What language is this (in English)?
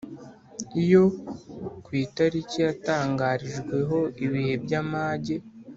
Kinyarwanda